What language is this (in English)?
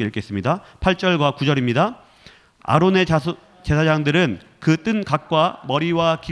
Korean